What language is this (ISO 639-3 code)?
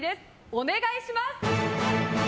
jpn